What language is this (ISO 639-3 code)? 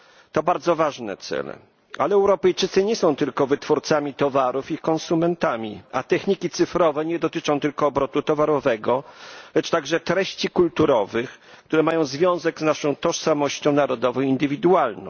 pol